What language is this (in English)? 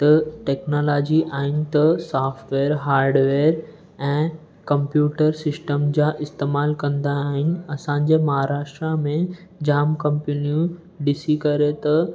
Sindhi